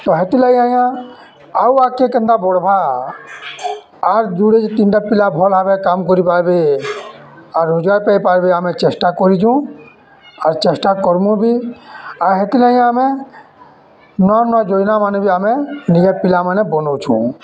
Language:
Odia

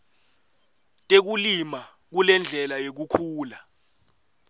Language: Swati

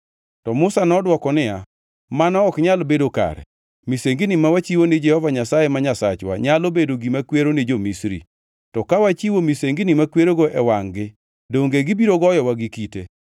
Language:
Luo (Kenya and Tanzania)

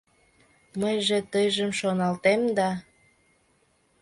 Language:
Mari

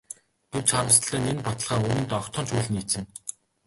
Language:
Mongolian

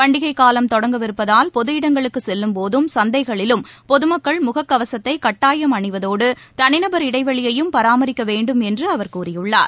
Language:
Tamil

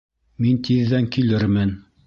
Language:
Bashkir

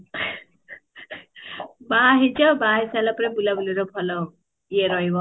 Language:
Odia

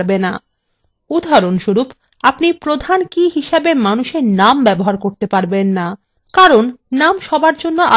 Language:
Bangla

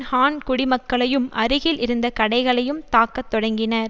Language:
Tamil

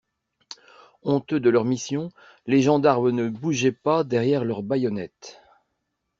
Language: French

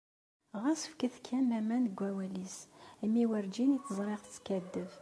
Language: Kabyle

